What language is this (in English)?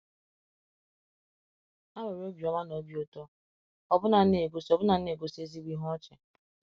Igbo